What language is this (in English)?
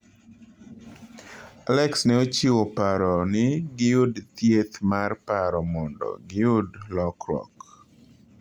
Luo (Kenya and Tanzania)